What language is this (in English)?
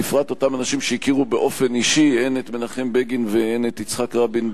Hebrew